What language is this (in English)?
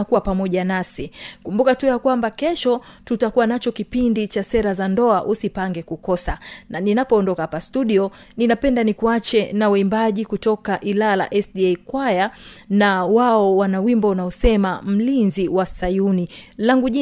Swahili